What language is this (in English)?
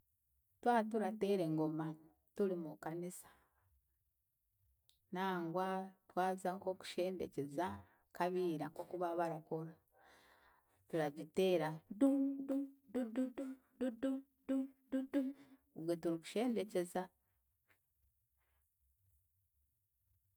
Chiga